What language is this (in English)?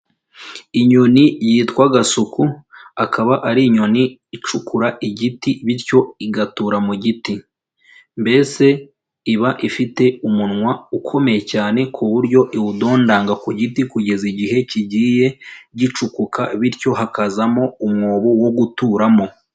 Kinyarwanda